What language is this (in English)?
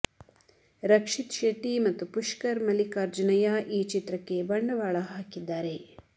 Kannada